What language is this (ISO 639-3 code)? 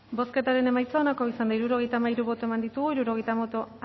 eus